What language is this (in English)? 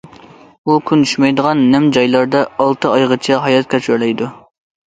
Uyghur